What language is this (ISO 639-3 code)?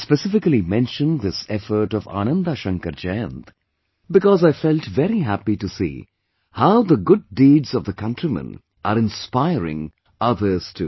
eng